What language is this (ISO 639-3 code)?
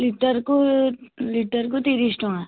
ori